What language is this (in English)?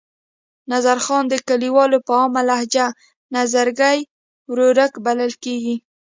Pashto